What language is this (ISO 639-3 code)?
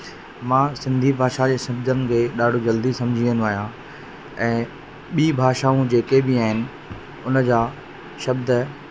snd